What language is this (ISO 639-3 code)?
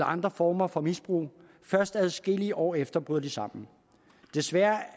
dan